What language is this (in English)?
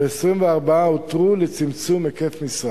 Hebrew